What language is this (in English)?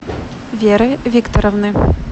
Russian